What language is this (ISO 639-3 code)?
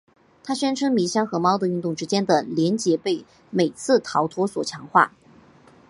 zho